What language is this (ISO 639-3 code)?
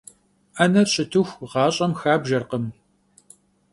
kbd